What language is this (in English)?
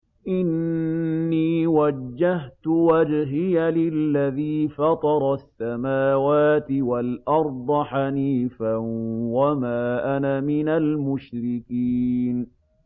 Arabic